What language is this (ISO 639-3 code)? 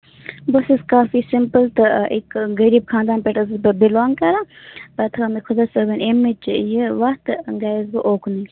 kas